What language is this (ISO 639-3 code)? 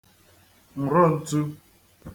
ibo